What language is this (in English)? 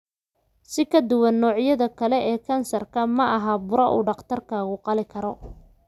Somali